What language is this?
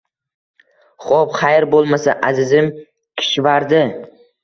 Uzbek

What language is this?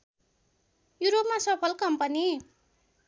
Nepali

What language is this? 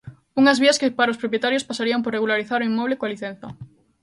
Galician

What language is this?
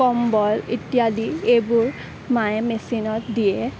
Assamese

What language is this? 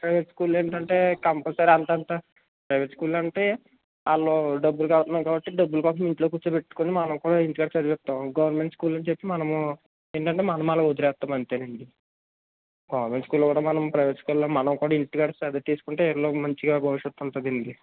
Telugu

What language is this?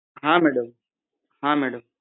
Gujarati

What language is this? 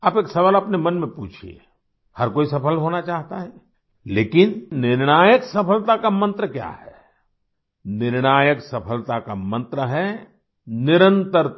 Hindi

